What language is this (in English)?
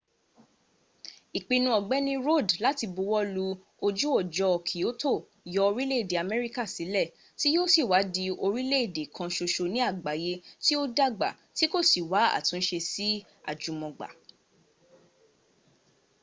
Yoruba